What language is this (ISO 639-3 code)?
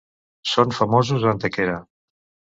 cat